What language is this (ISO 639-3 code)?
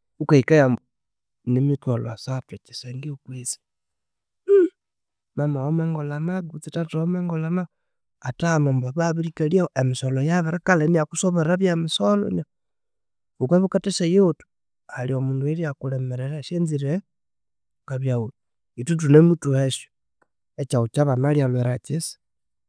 koo